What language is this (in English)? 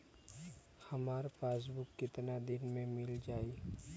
Bhojpuri